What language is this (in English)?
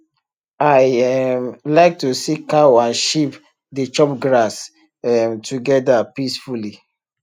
Nigerian Pidgin